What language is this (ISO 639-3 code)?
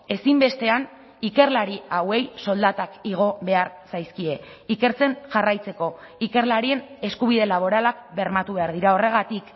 eus